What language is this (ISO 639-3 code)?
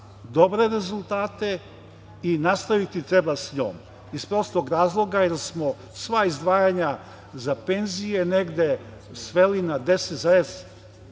srp